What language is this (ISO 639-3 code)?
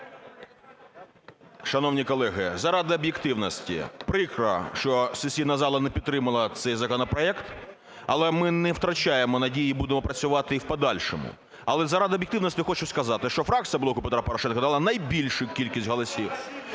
ukr